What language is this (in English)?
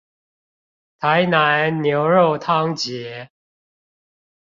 Chinese